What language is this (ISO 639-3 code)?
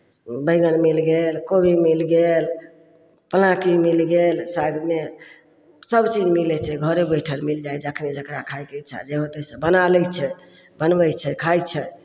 mai